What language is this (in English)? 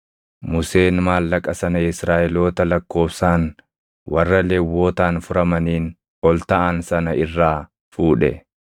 Oromo